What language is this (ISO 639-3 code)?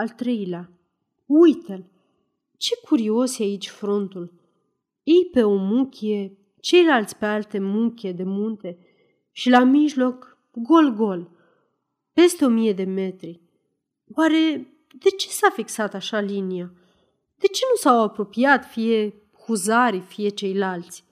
ron